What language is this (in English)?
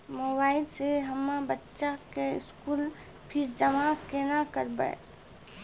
Maithili